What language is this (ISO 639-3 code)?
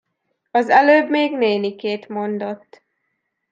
hun